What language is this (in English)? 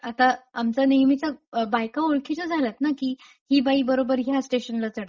Marathi